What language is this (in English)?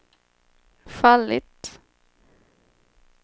Swedish